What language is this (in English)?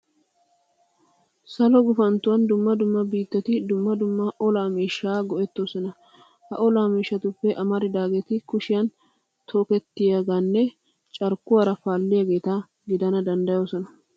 Wolaytta